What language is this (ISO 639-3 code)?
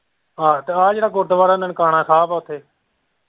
pan